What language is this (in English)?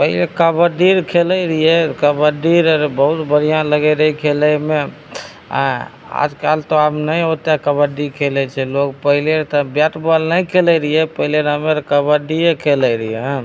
Maithili